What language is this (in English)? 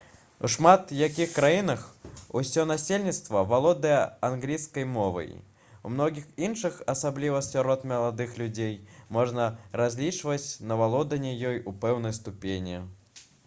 Belarusian